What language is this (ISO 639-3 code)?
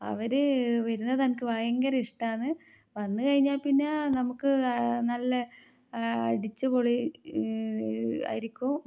mal